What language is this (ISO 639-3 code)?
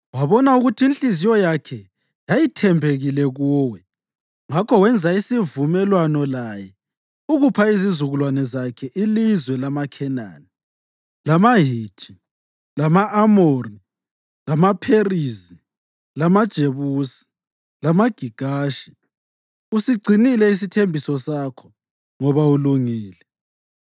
nde